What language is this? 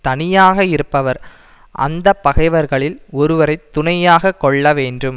Tamil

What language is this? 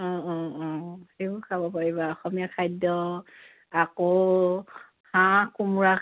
Assamese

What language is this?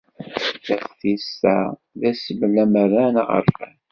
Kabyle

